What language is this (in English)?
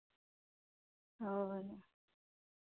Santali